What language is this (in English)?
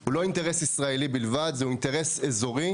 Hebrew